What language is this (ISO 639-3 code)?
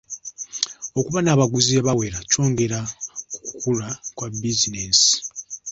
lug